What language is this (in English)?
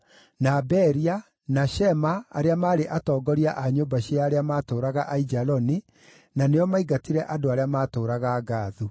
Kikuyu